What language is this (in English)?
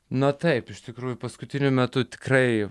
Lithuanian